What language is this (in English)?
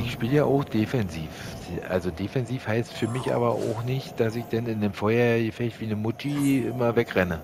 German